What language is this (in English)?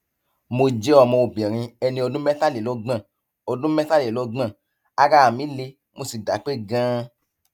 Yoruba